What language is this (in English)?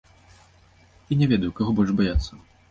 Belarusian